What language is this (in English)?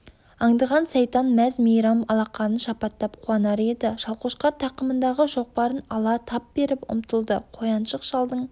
Kazakh